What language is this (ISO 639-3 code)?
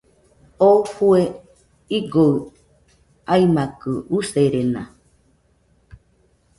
hux